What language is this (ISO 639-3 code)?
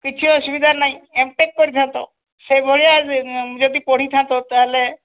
ori